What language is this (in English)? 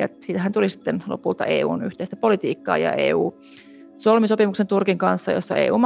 Finnish